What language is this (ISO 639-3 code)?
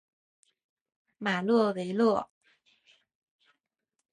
zho